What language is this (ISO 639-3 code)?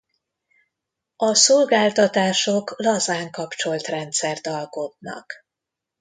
hun